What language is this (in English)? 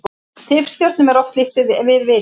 Icelandic